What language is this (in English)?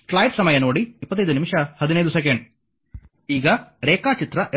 Kannada